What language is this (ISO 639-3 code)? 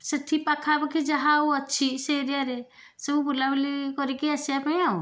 ori